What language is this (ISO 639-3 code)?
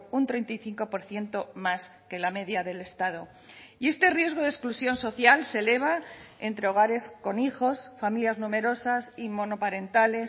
spa